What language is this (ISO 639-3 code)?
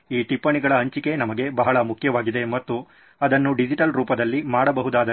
kan